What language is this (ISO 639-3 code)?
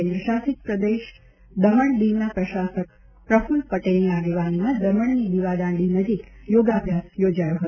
guj